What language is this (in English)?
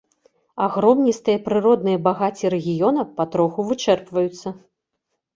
Belarusian